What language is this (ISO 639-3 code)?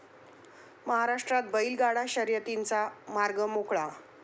mar